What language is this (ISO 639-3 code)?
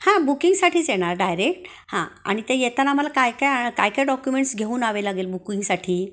mar